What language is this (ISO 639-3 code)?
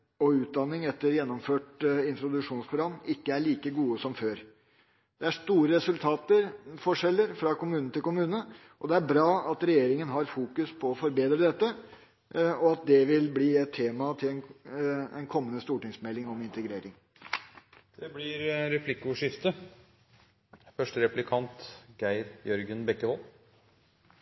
nob